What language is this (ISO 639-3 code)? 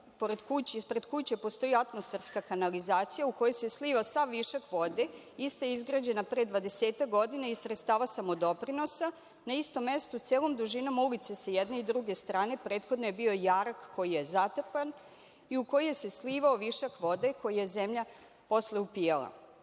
srp